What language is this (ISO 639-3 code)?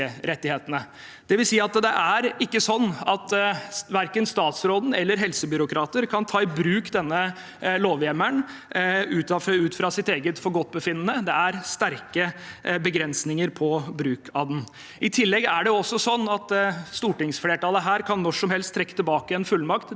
nor